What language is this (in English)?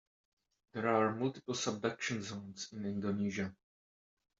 English